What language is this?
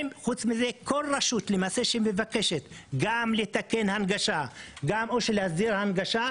Hebrew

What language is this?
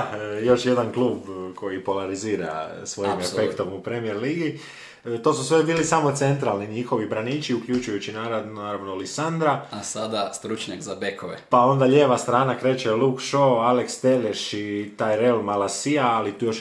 Croatian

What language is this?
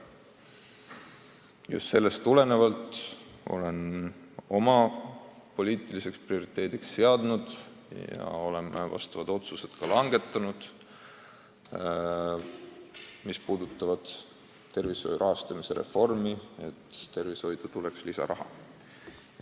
Estonian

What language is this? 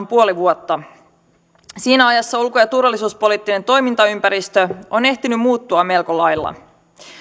Finnish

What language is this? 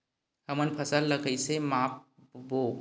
Chhattisgarhi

